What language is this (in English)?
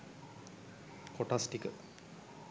Sinhala